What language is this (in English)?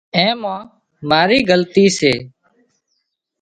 Wadiyara Koli